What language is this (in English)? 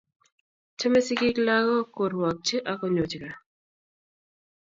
Kalenjin